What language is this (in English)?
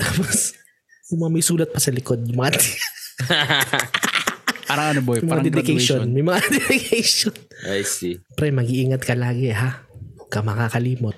Filipino